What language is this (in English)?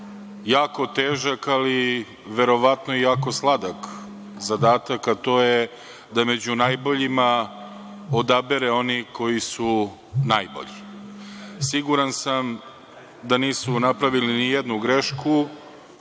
Serbian